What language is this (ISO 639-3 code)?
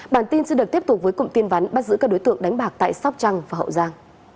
vie